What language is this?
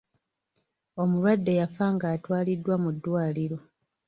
Ganda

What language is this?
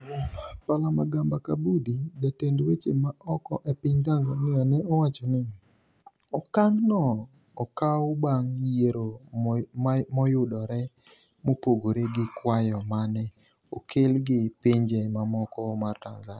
Luo (Kenya and Tanzania)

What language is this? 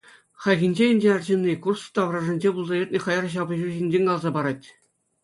Chuvash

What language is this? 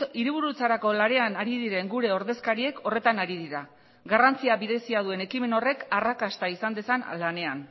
Basque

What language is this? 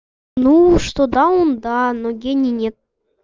Russian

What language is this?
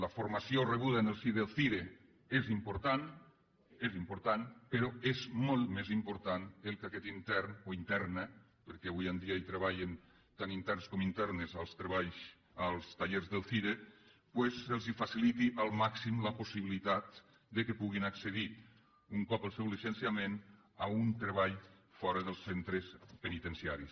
Catalan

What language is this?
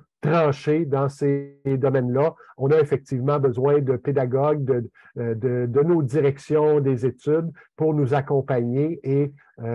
French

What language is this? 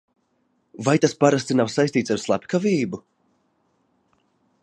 Latvian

